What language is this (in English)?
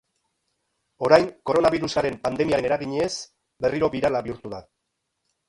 Basque